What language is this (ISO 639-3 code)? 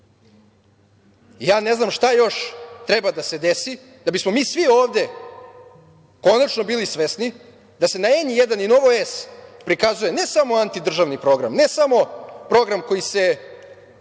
srp